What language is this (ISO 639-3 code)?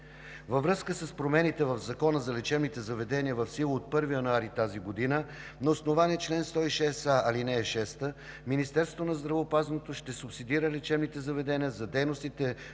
bul